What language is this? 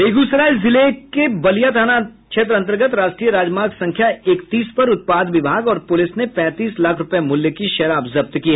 Hindi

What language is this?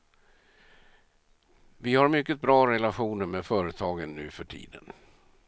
Swedish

